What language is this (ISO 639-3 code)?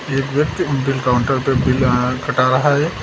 hin